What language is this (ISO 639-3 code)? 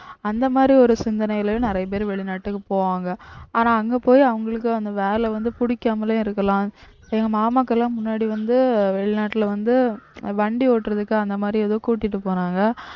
tam